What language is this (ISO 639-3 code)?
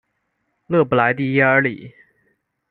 zho